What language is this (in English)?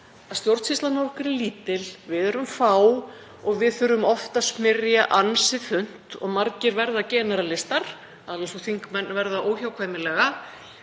Icelandic